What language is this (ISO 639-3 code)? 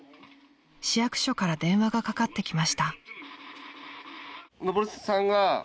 jpn